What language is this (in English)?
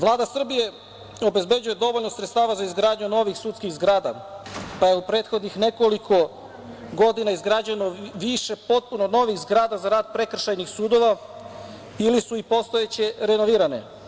Serbian